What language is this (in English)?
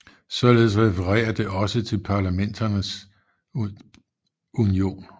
Danish